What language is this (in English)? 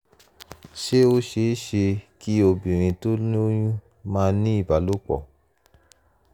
Yoruba